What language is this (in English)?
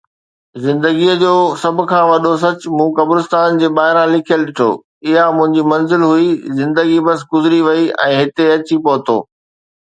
Sindhi